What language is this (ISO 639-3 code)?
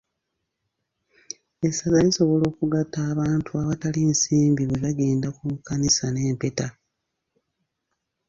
lug